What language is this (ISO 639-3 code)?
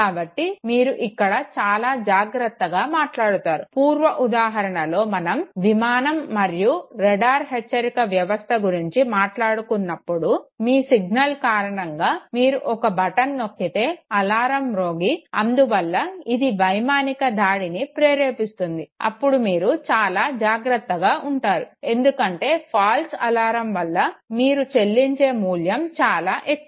tel